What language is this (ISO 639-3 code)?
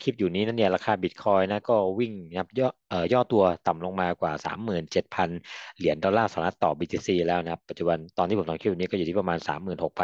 tha